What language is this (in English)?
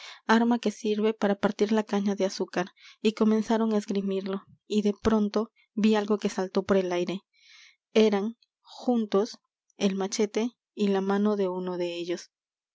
Spanish